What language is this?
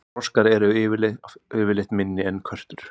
Icelandic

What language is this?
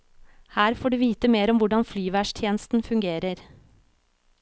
Norwegian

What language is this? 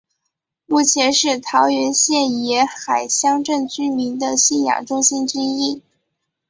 Chinese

